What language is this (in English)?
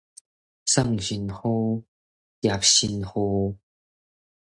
Min Nan Chinese